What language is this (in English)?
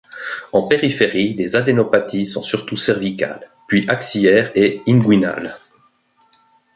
French